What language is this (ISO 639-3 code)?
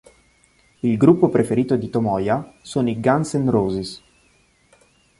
ita